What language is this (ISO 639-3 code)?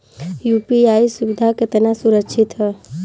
bho